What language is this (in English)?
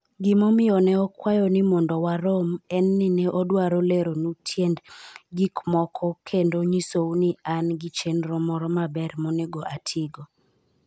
Luo (Kenya and Tanzania)